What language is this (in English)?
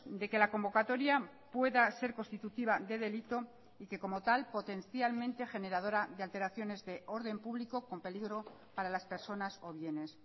Spanish